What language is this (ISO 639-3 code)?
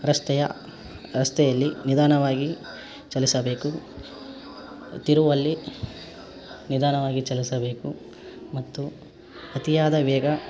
kan